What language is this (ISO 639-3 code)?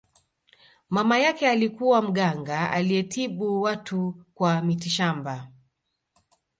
swa